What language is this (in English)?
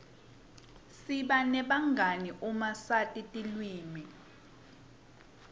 Swati